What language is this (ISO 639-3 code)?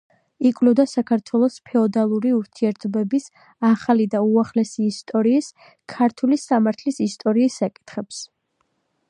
kat